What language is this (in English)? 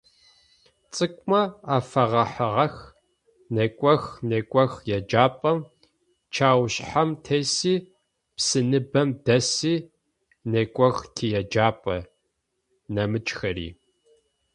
Adyghe